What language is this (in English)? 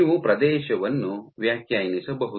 Kannada